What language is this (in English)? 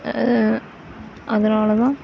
Tamil